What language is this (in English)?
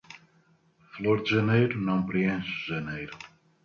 Portuguese